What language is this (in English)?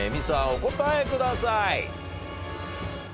Japanese